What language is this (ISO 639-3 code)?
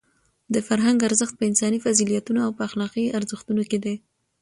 pus